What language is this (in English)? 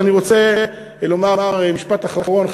Hebrew